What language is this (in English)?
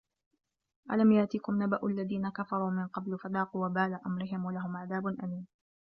Arabic